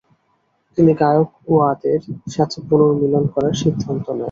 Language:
Bangla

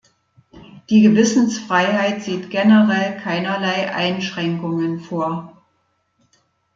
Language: German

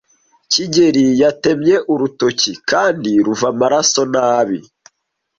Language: Kinyarwanda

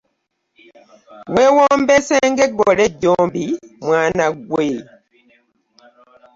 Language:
Ganda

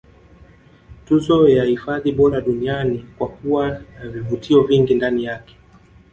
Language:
Swahili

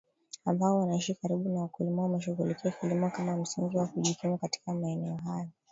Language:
Swahili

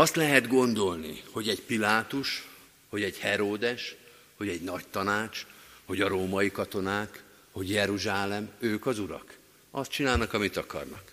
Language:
Hungarian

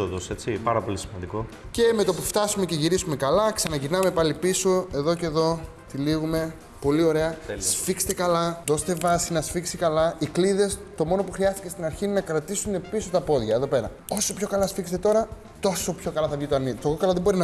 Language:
Greek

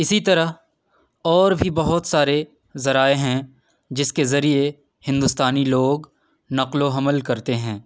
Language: Urdu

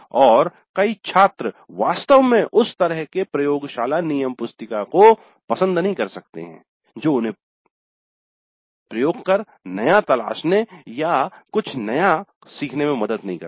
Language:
Hindi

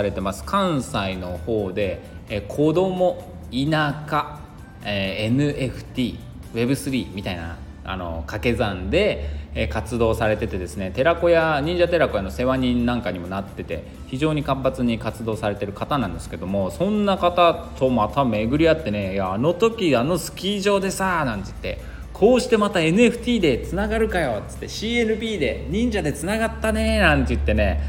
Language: Japanese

